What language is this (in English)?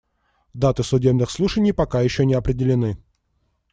Russian